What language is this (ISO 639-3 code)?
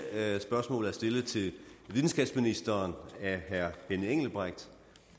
dan